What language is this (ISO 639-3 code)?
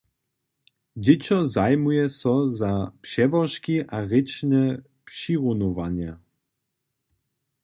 hsb